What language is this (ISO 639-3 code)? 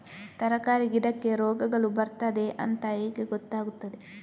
kan